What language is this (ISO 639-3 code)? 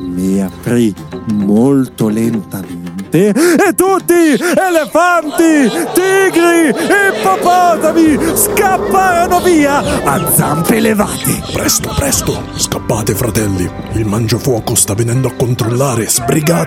ita